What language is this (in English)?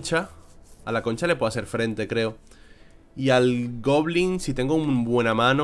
Spanish